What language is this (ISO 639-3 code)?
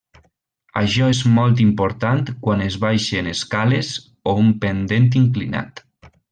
cat